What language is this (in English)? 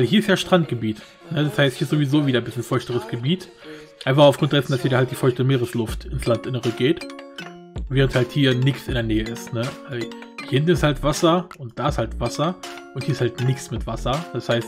German